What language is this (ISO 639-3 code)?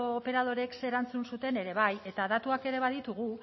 eus